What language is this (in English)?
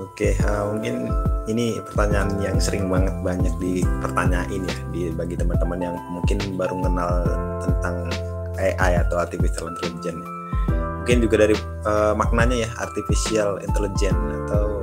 Indonesian